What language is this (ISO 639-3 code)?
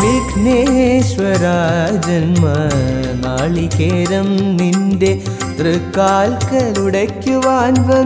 ron